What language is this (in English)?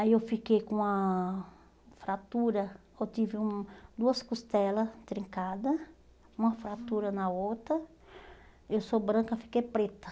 Portuguese